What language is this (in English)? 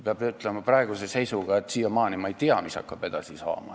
Estonian